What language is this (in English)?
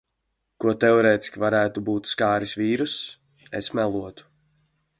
Latvian